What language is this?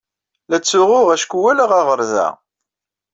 Kabyle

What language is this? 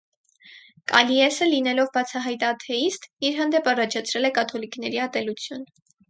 Armenian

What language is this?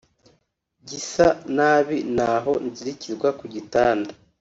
Kinyarwanda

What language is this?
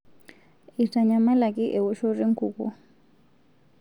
Masai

